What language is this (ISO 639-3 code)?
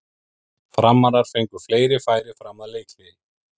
isl